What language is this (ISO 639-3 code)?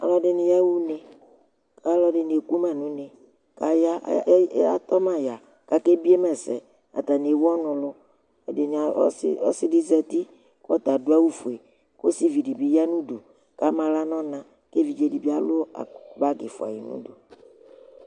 kpo